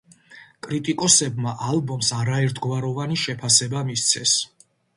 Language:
Georgian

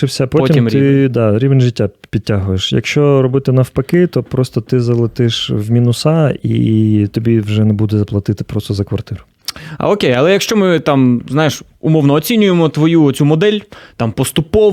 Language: Ukrainian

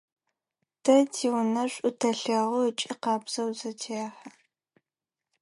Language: Adyghe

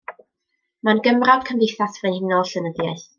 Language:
Welsh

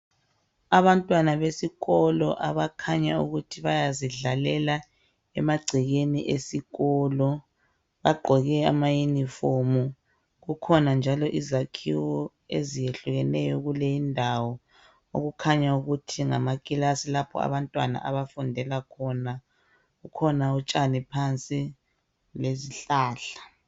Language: North Ndebele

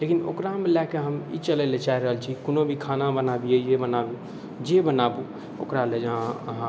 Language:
Maithili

